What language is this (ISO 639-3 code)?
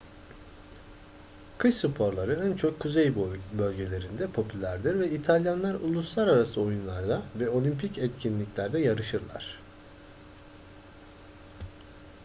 tur